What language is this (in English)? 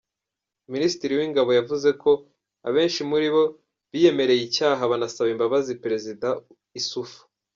Kinyarwanda